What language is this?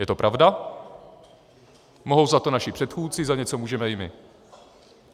Czech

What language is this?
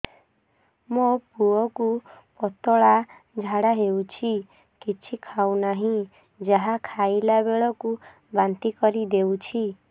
Odia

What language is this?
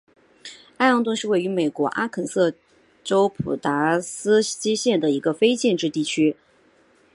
Chinese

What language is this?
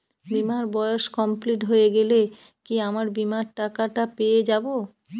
Bangla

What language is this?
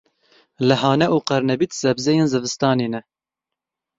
Kurdish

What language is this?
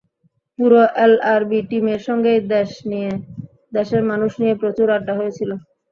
Bangla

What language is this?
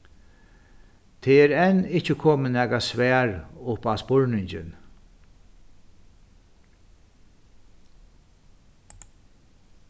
Faroese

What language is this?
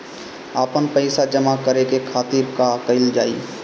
Bhojpuri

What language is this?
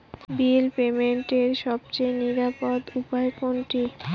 Bangla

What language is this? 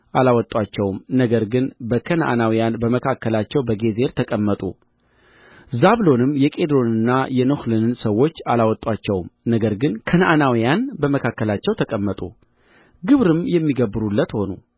Amharic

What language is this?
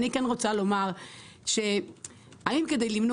Hebrew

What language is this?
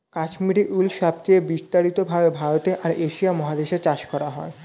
Bangla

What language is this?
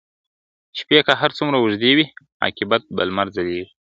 Pashto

